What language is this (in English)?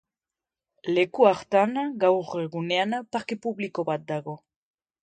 Basque